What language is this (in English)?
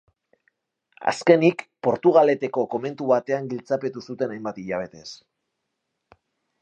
Basque